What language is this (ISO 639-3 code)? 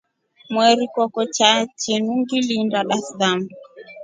rof